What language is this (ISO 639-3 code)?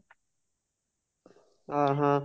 ori